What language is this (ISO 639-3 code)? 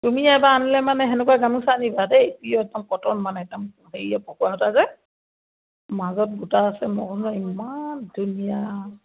asm